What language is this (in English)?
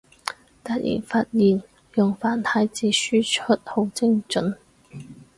Cantonese